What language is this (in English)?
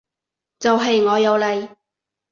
Cantonese